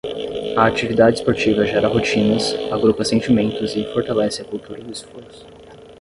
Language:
Portuguese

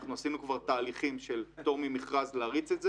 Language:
Hebrew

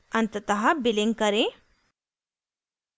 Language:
Hindi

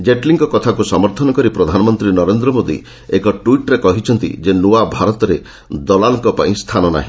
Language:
Odia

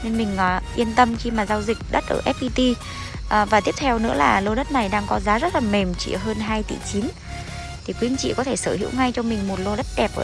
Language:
Vietnamese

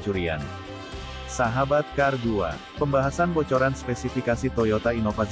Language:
Indonesian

